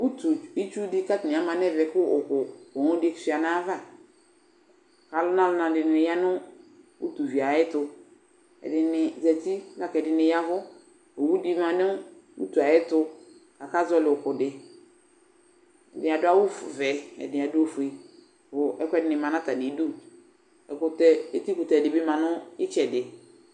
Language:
Ikposo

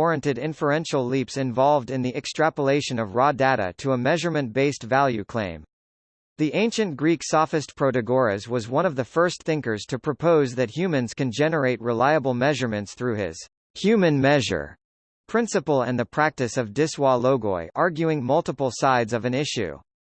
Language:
English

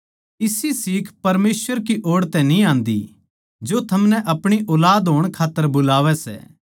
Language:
Haryanvi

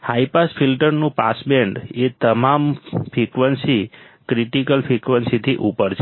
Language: Gujarati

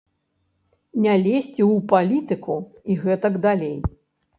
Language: Belarusian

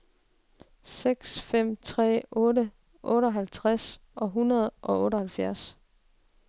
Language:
Danish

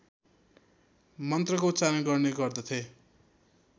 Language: Nepali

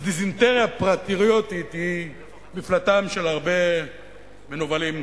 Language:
Hebrew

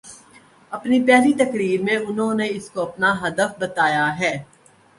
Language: Urdu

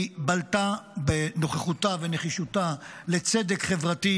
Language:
Hebrew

